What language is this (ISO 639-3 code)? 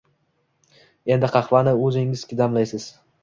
uzb